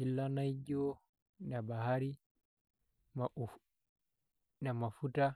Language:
Masai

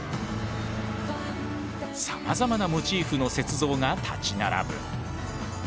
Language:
Japanese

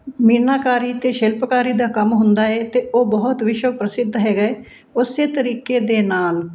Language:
Punjabi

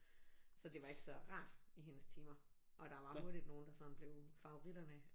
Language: Danish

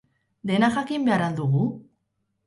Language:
Basque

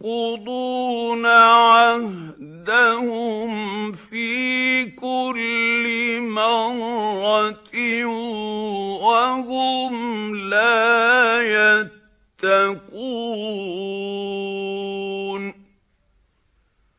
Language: Arabic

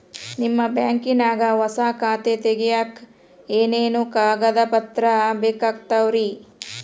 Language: Kannada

